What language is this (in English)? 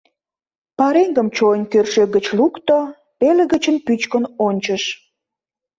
Mari